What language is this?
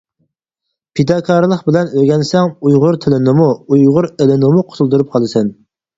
Uyghur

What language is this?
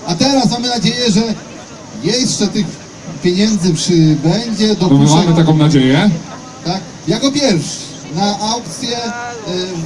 Polish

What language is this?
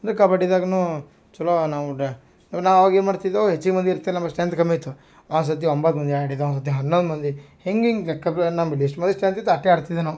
Kannada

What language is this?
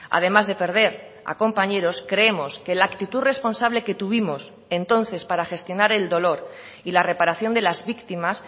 Spanish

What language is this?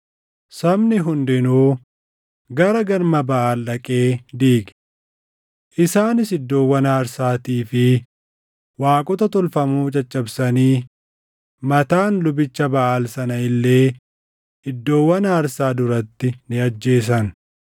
Oromo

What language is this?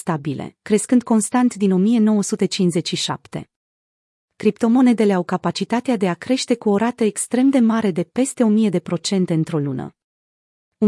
Romanian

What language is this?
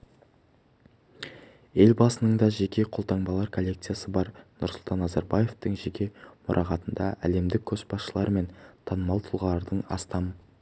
Kazakh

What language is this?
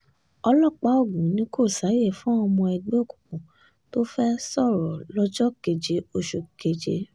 Yoruba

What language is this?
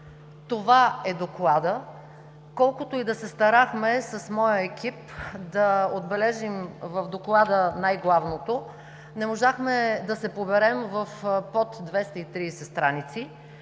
Bulgarian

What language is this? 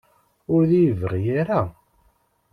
Kabyle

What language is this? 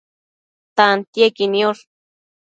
Matsés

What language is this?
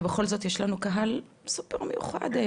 Hebrew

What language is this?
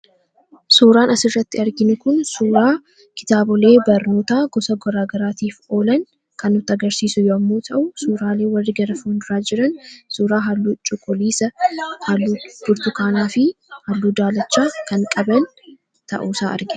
Oromo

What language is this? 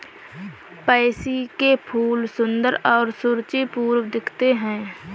Hindi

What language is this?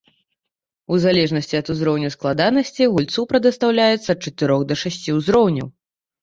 Belarusian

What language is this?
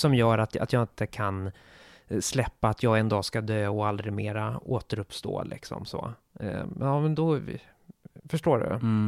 Swedish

